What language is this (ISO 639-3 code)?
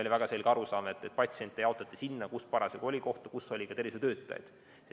est